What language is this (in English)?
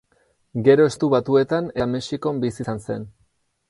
Basque